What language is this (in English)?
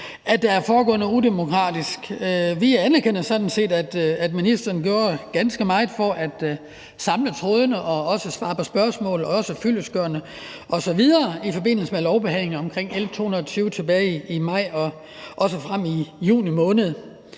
Danish